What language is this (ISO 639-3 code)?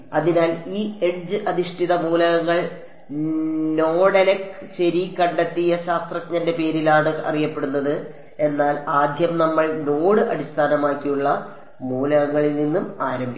mal